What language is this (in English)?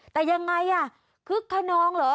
Thai